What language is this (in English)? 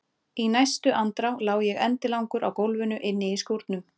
Icelandic